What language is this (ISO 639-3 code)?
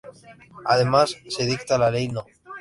spa